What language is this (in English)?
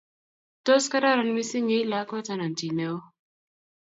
Kalenjin